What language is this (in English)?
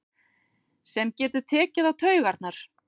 Icelandic